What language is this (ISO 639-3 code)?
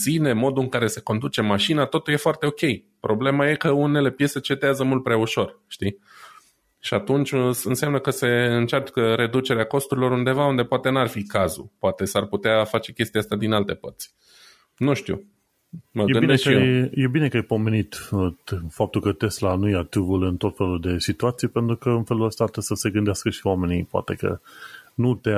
ron